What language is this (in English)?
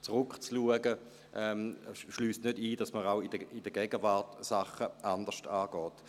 Swiss German